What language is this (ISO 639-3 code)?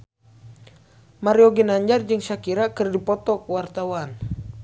sun